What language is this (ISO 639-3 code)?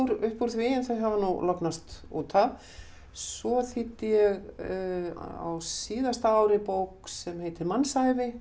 isl